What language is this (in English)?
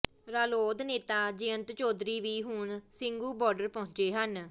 Punjabi